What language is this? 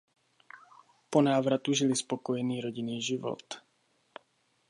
Czech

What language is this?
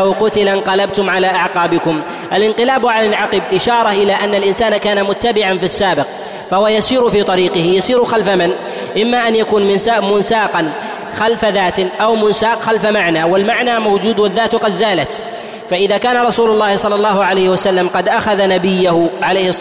Arabic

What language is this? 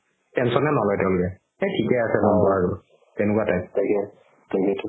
Assamese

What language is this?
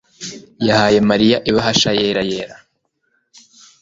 Kinyarwanda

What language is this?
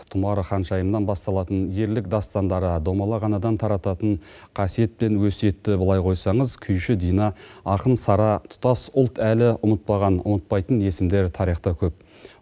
Kazakh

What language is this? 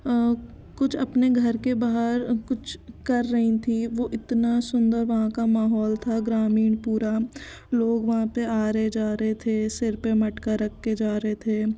Hindi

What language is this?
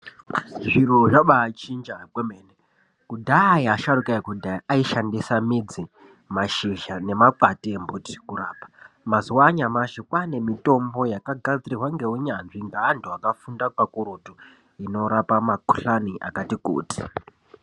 Ndau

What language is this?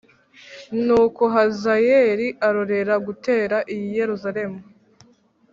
Kinyarwanda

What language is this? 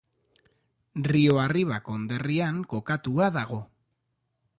Basque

